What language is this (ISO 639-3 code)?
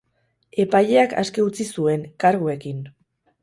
eus